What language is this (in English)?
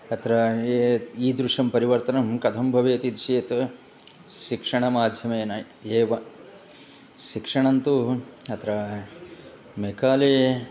Sanskrit